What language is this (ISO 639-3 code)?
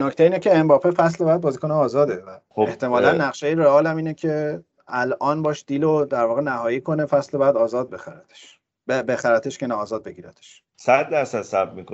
fas